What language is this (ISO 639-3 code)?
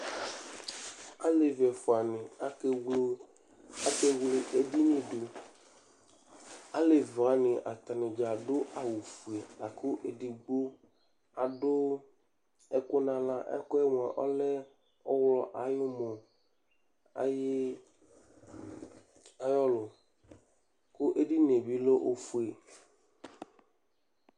kpo